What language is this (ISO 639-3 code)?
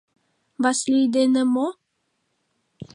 chm